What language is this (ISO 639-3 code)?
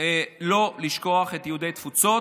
heb